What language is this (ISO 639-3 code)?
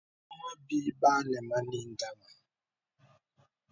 beb